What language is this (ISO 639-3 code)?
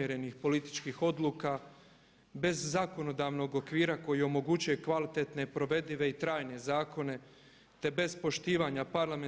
hrv